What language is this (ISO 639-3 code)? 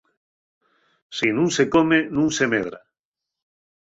ast